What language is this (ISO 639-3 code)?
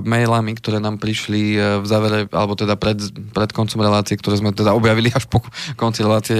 slk